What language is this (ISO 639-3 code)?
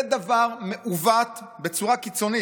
heb